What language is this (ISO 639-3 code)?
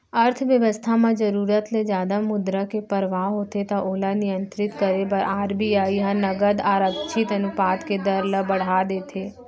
hne